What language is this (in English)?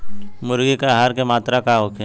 Bhojpuri